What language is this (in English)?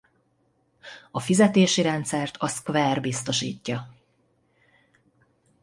Hungarian